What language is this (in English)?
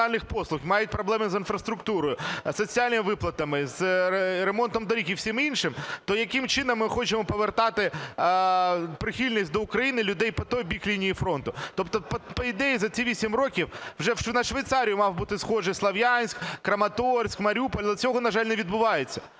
Ukrainian